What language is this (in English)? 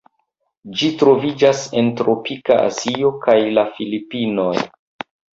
Esperanto